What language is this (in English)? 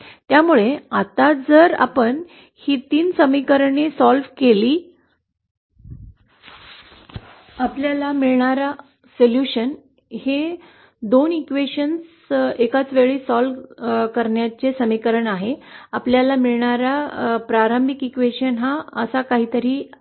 Marathi